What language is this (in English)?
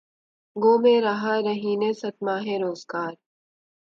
Urdu